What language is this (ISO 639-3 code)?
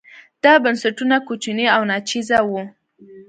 pus